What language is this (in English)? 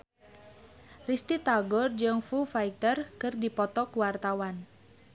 Sundanese